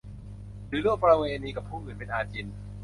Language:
Thai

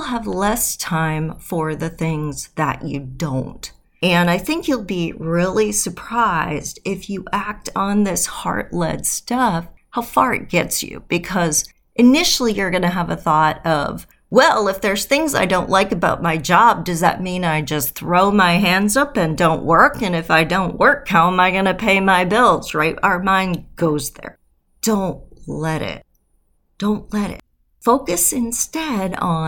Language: English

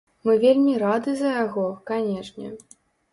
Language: Belarusian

